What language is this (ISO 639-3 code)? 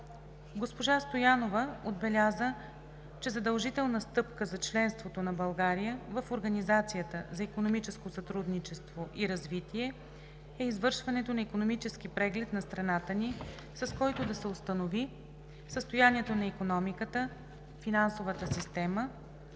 bul